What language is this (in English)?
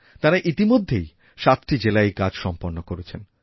Bangla